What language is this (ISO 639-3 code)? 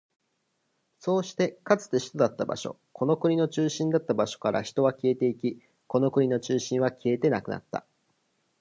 jpn